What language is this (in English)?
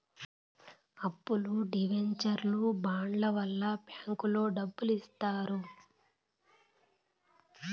Telugu